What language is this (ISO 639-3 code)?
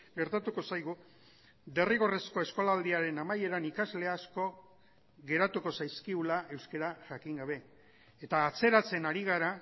eus